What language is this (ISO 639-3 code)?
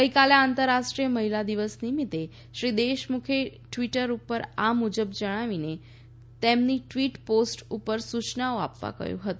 guj